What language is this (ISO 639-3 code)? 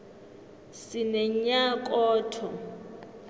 nbl